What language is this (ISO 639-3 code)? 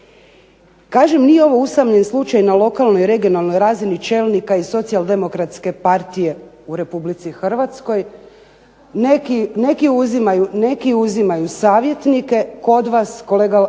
hrv